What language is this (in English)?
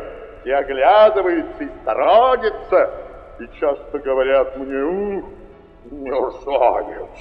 Russian